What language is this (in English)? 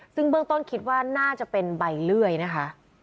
Thai